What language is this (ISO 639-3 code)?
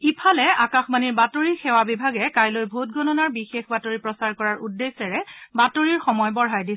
asm